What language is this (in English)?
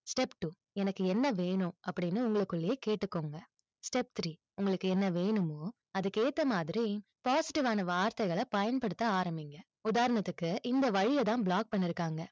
Tamil